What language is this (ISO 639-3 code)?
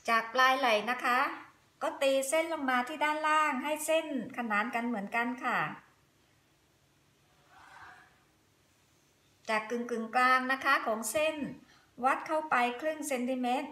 tha